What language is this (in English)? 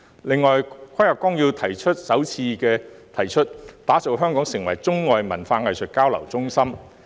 Cantonese